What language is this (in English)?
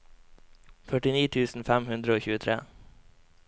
Norwegian